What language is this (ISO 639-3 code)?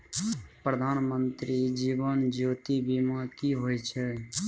mai